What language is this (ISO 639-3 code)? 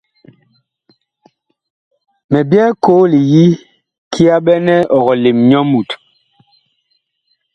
bkh